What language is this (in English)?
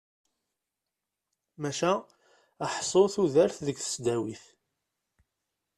Kabyle